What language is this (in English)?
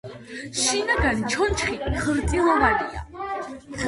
Georgian